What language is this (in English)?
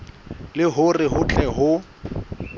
Southern Sotho